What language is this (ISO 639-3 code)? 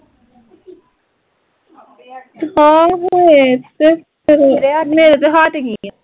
pan